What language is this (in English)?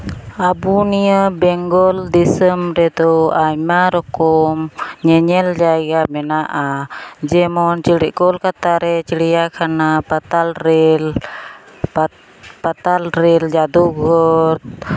Santali